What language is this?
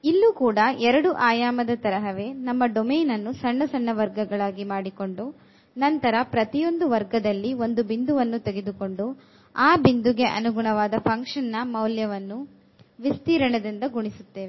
Kannada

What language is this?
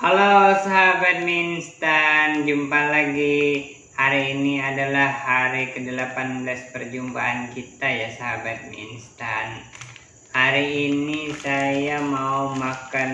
Indonesian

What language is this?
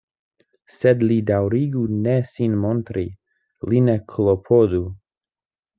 Esperanto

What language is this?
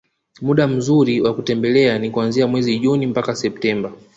Swahili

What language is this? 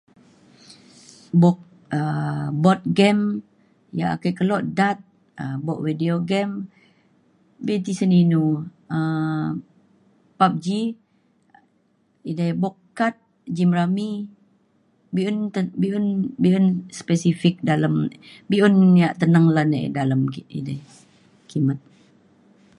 Mainstream Kenyah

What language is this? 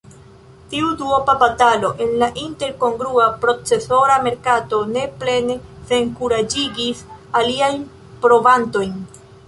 Esperanto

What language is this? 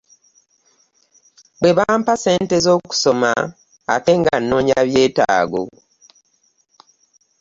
Ganda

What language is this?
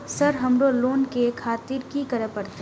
Maithili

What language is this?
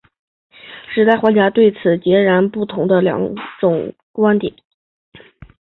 Chinese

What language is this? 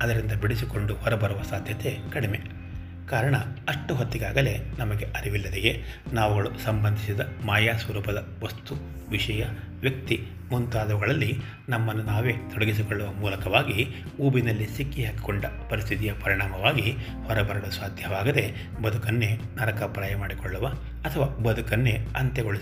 Kannada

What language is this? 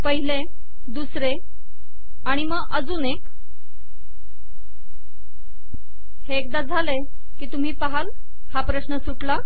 Marathi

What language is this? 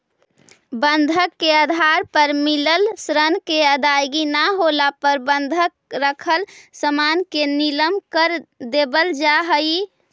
Magahi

